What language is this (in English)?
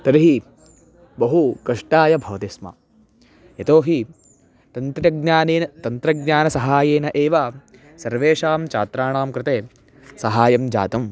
Sanskrit